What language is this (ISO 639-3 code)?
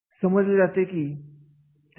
mar